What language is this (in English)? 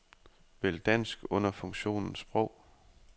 Danish